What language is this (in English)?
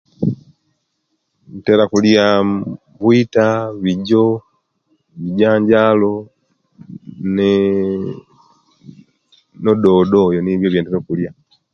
Kenyi